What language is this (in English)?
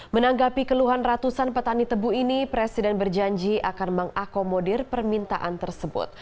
Indonesian